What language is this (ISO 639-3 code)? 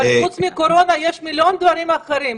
heb